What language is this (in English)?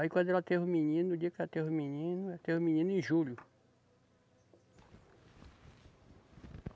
Portuguese